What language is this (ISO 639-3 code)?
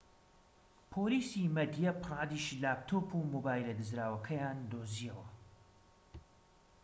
ckb